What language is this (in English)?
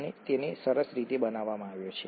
Gujarati